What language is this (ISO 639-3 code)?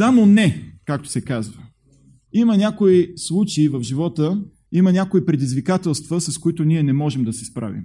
bul